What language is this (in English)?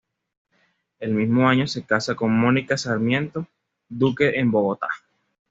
Spanish